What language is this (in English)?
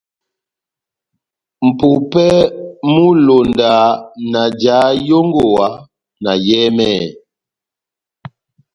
Batanga